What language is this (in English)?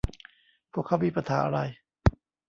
Thai